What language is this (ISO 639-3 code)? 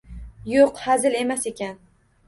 uzb